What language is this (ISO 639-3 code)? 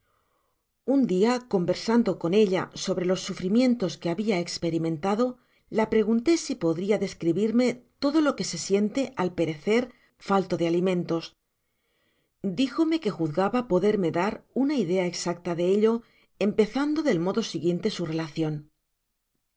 spa